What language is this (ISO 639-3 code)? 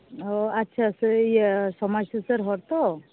sat